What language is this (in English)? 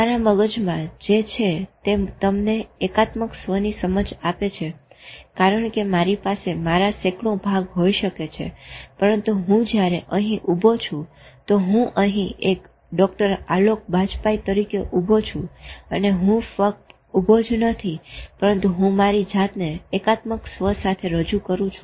Gujarati